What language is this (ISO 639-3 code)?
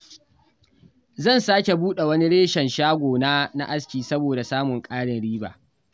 hau